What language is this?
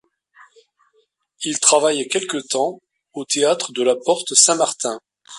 French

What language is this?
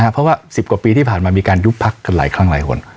Thai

